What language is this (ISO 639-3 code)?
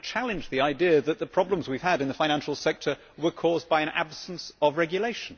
eng